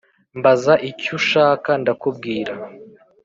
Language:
Kinyarwanda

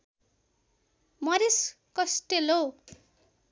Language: Nepali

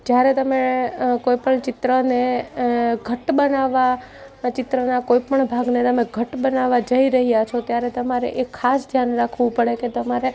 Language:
Gujarati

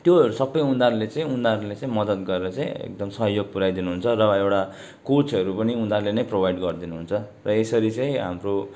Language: Nepali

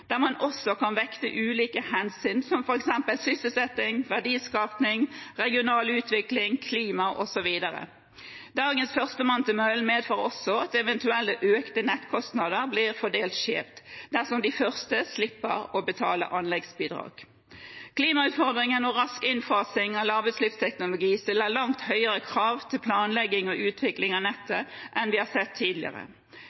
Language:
Norwegian Bokmål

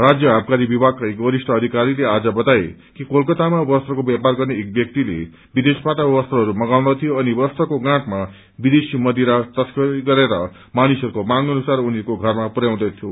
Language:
Nepali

